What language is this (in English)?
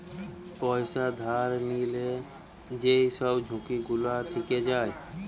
Bangla